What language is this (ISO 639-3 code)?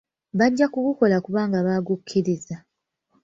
lug